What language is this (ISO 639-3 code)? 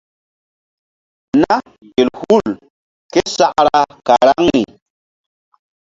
mdd